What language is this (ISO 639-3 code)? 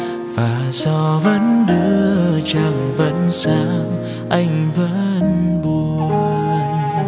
vie